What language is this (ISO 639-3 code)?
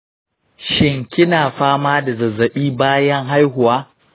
hau